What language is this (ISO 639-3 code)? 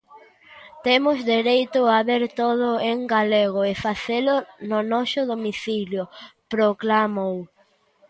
glg